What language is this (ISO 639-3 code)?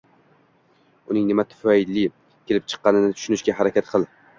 uzb